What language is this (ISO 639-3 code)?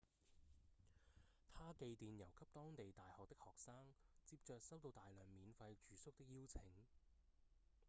yue